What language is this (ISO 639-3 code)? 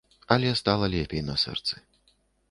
bel